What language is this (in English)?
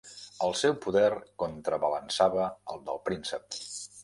Catalan